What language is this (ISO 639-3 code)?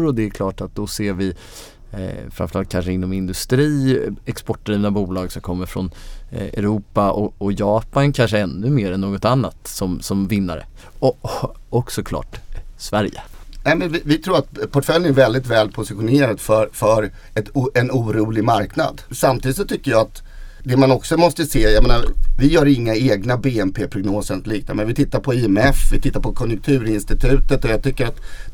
swe